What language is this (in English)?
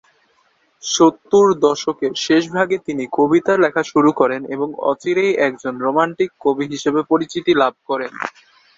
Bangla